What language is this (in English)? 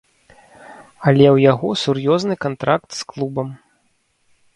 Belarusian